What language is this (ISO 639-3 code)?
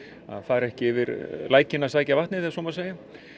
isl